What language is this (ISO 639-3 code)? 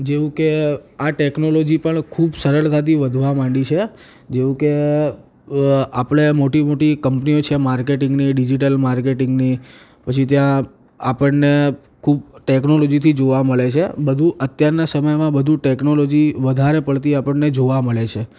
guj